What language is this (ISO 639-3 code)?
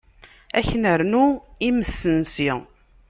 kab